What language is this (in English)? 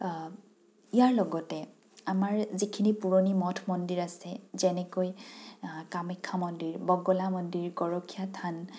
Assamese